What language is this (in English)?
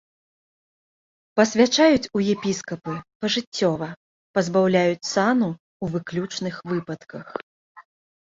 Belarusian